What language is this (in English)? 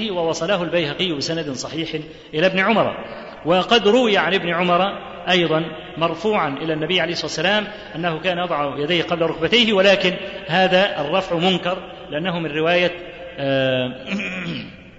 Arabic